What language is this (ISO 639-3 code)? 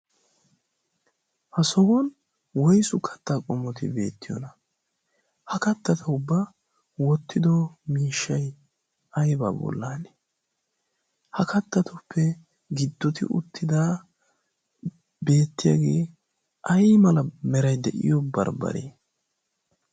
wal